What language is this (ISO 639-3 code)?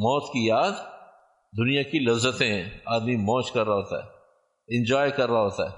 urd